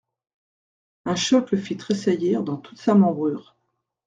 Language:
French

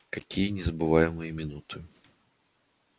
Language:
Russian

